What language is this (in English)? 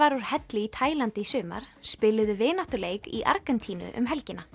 Icelandic